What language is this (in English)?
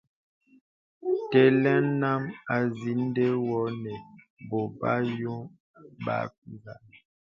Bebele